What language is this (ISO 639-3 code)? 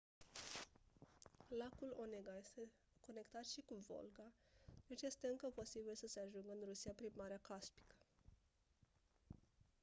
ron